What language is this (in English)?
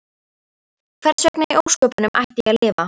Icelandic